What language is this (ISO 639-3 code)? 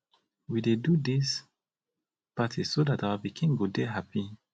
pcm